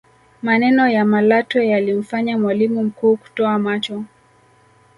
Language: Swahili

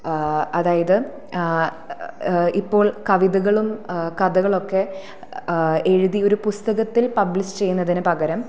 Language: Malayalam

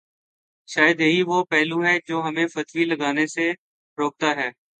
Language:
Urdu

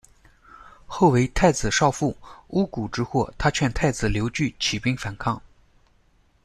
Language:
Chinese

